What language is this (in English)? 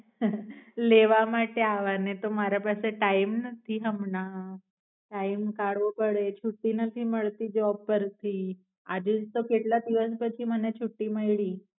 Gujarati